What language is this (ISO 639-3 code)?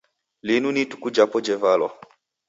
dav